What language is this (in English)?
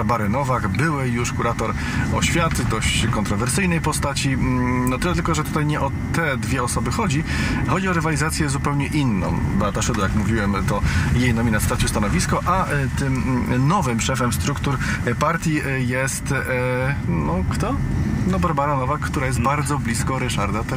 Polish